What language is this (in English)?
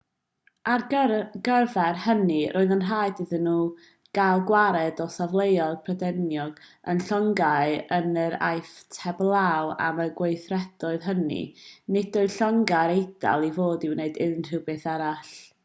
Welsh